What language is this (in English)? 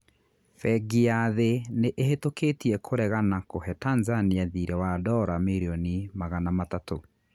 Kikuyu